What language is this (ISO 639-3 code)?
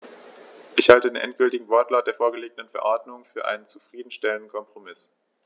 deu